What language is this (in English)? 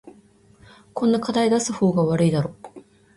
Japanese